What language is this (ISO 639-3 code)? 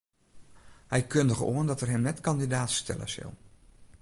fry